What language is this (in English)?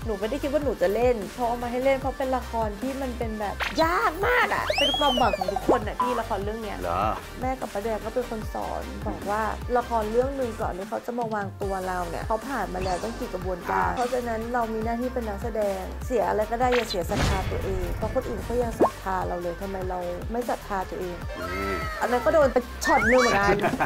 Thai